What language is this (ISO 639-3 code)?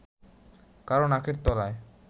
ben